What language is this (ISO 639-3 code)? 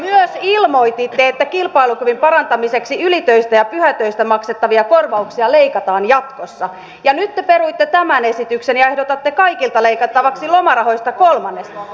fin